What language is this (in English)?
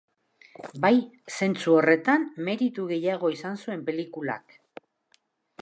Basque